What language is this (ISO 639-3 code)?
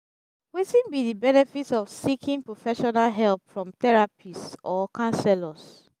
pcm